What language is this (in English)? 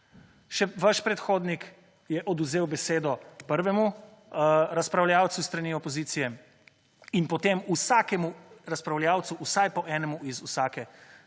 Slovenian